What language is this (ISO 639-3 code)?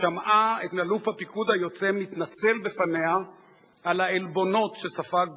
heb